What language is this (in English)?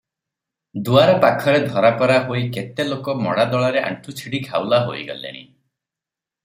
Odia